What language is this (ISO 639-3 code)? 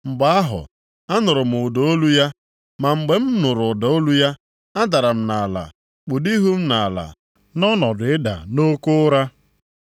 ibo